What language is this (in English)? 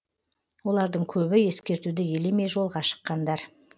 Kazakh